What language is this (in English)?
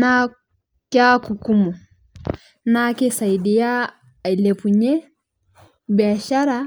Masai